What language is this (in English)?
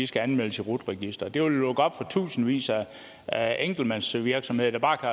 Danish